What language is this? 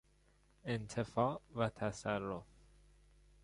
Persian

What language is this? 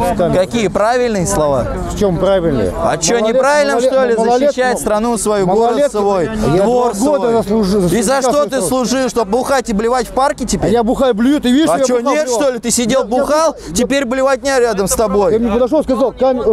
Russian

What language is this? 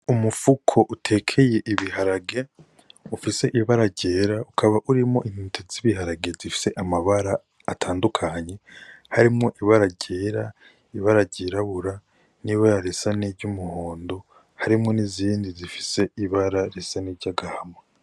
Rundi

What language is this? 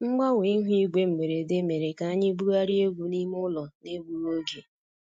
Igbo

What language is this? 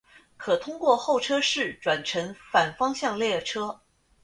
Chinese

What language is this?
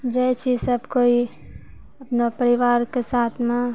Maithili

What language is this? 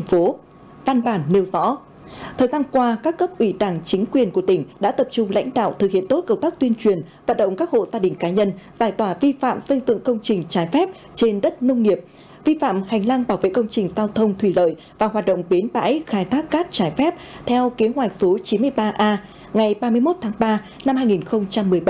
Vietnamese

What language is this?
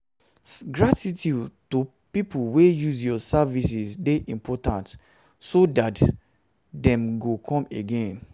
Nigerian Pidgin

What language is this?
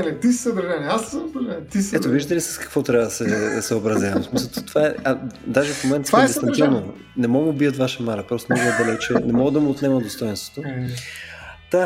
Bulgarian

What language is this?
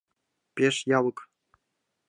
Mari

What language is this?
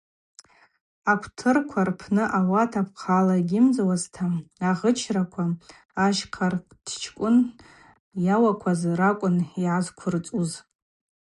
Abaza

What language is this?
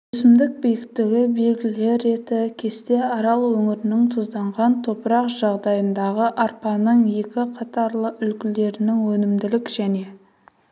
Kazakh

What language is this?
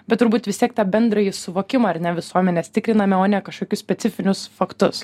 Lithuanian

